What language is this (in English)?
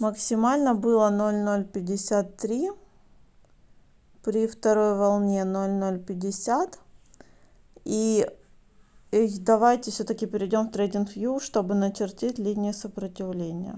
Russian